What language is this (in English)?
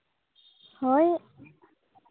Santali